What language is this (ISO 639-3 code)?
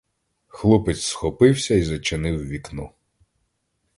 ukr